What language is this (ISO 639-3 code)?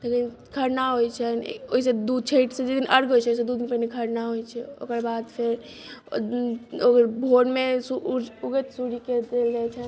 mai